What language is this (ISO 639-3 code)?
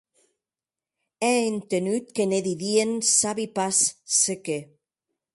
oci